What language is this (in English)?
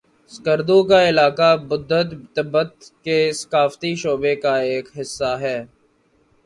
Urdu